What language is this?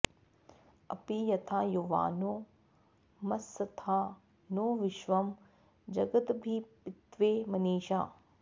Sanskrit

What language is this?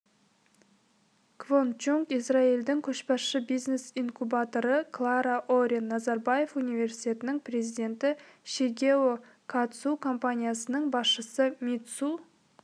Kazakh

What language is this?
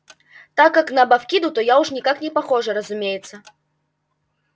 Russian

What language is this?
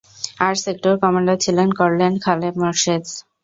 Bangla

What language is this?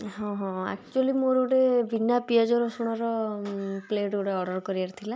Odia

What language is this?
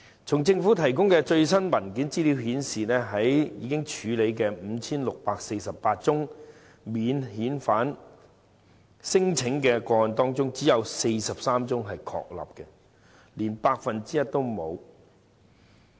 Cantonese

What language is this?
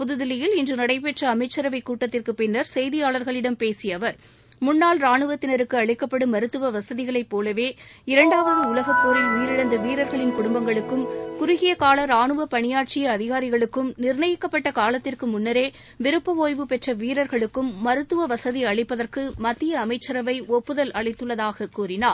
Tamil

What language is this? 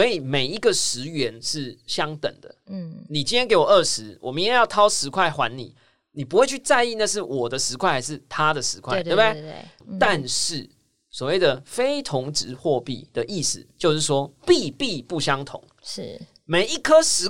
Chinese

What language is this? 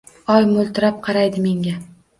Uzbek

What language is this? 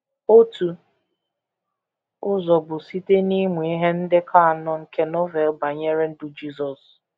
Igbo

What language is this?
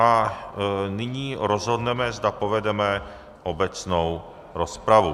Czech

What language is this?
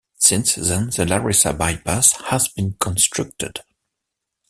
English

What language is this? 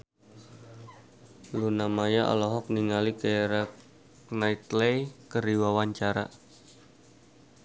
Sundanese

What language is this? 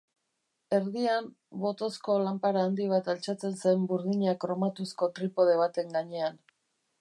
Basque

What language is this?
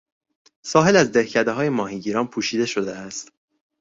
Persian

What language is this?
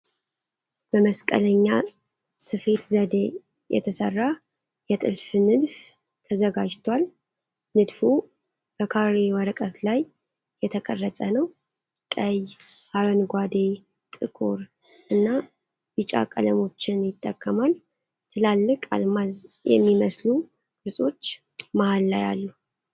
Amharic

